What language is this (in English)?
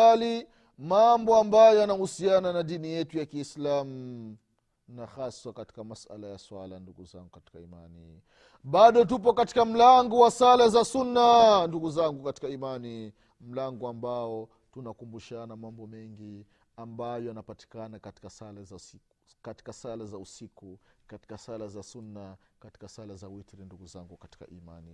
Swahili